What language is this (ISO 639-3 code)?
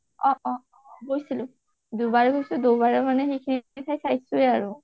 asm